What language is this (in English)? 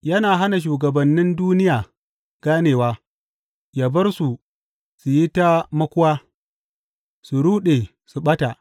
Hausa